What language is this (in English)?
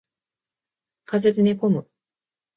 Japanese